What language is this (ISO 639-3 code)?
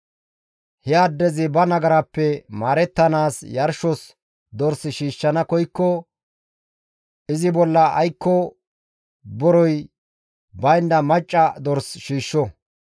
gmv